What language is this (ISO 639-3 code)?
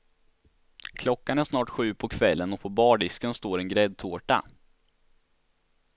swe